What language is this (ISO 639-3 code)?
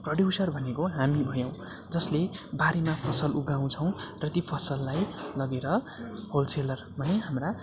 nep